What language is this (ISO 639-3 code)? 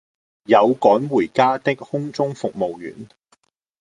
yue